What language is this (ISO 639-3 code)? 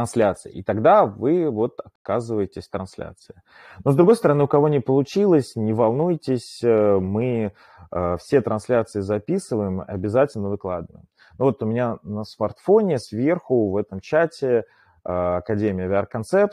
rus